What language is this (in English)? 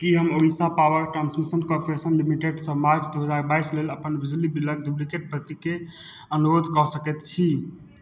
Maithili